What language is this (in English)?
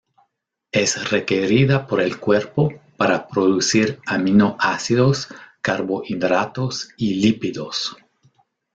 Spanish